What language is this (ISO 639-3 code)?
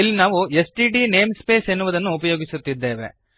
kan